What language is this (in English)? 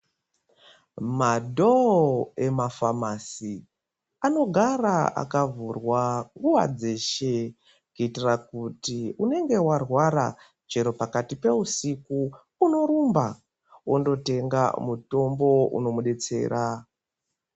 Ndau